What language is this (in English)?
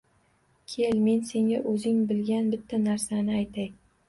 Uzbek